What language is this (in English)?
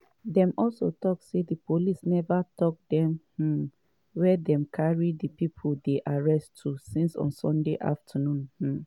Nigerian Pidgin